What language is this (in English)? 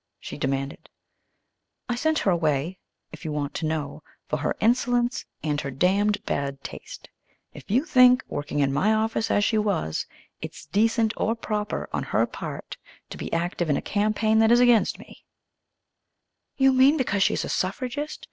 English